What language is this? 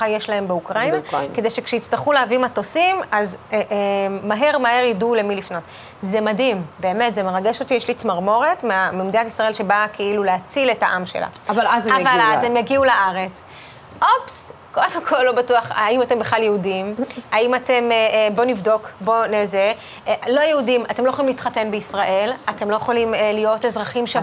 Hebrew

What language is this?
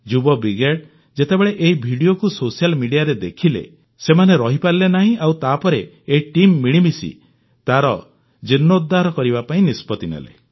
Odia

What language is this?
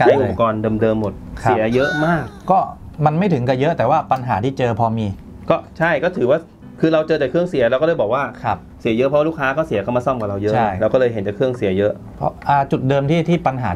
Thai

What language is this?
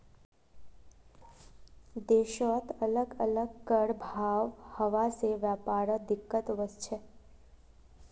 Magahi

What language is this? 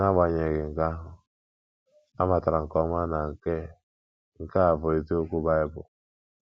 Igbo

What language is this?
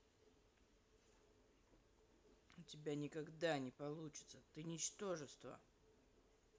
Russian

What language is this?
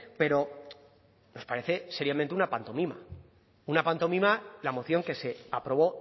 Spanish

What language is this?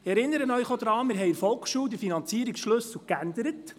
Swiss German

